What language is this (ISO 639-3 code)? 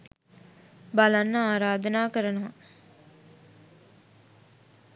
sin